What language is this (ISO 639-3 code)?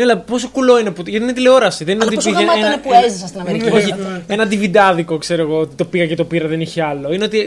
ell